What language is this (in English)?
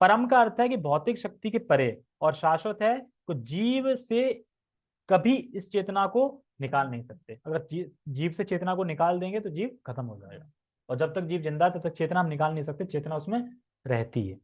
Hindi